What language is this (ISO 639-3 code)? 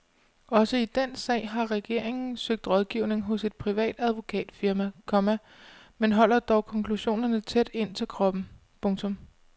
dan